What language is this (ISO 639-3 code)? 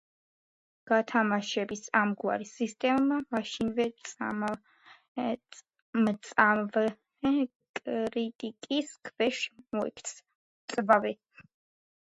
kat